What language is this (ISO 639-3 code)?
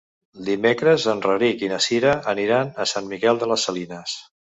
cat